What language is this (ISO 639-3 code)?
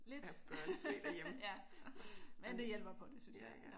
dan